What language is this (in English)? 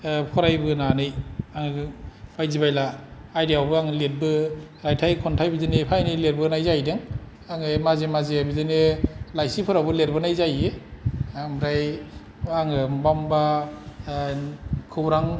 Bodo